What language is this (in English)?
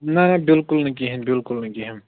Kashmiri